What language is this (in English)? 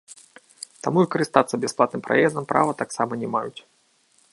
Belarusian